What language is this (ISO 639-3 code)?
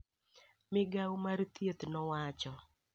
luo